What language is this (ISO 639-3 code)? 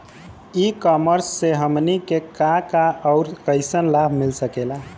bho